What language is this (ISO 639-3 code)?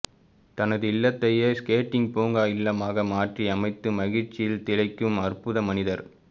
tam